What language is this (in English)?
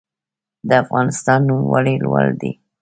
Pashto